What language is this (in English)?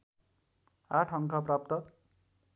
Nepali